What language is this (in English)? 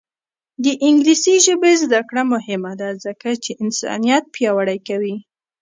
Pashto